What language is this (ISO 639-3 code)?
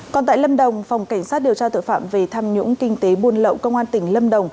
vie